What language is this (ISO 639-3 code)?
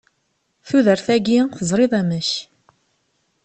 kab